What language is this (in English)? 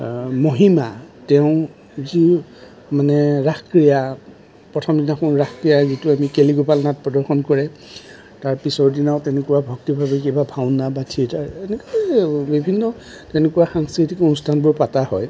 Assamese